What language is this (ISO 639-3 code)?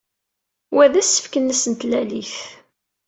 kab